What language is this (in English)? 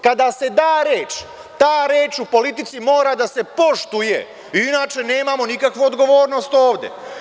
Serbian